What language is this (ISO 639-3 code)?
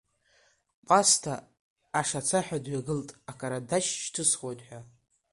abk